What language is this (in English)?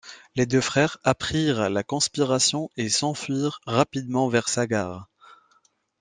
French